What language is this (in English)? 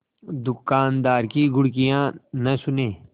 Hindi